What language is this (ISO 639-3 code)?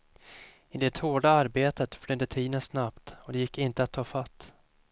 swe